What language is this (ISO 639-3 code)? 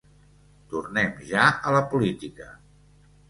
cat